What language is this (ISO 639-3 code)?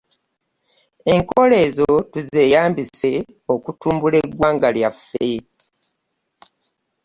lug